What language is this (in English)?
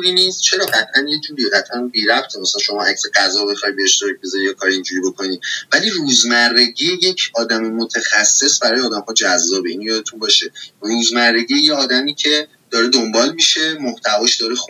Persian